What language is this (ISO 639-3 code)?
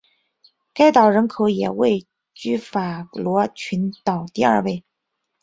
zho